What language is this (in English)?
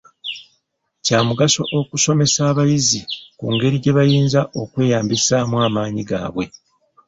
Ganda